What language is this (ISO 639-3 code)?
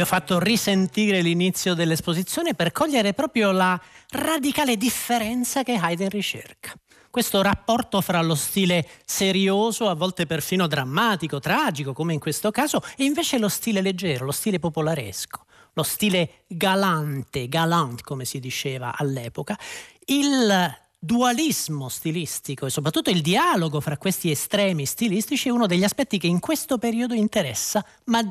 ita